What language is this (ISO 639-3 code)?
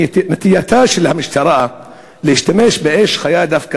heb